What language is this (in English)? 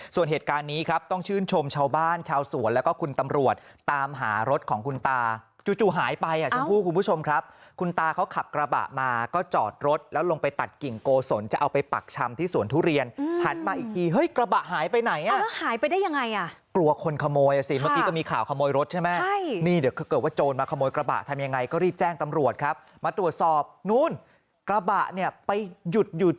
Thai